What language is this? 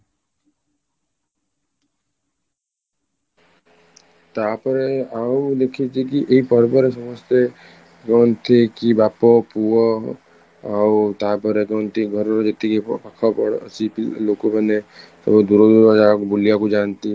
Odia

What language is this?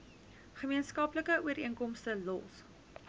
Afrikaans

